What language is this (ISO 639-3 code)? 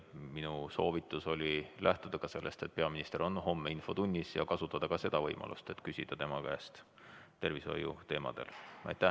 est